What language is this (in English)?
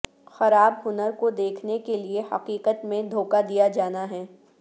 Urdu